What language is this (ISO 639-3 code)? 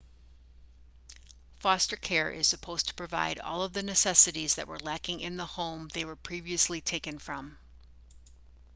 eng